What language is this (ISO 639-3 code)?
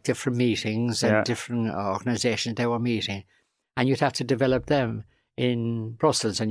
eng